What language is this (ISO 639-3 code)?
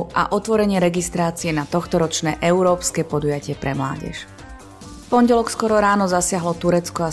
slk